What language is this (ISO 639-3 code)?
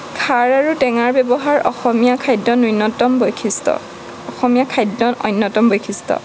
asm